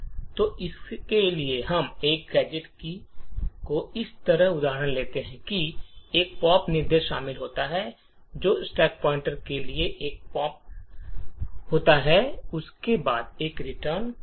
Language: Hindi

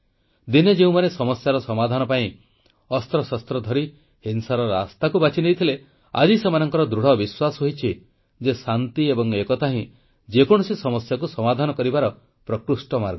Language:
Odia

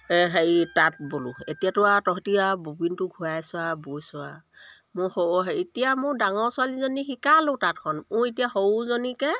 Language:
Assamese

